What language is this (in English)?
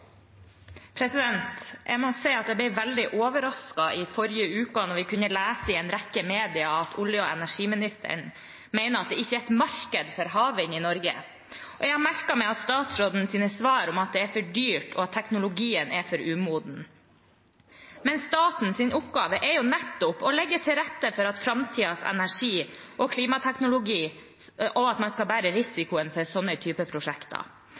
Norwegian